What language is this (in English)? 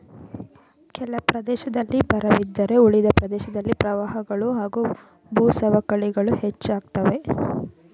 Kannada